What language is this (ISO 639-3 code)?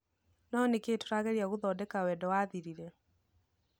kik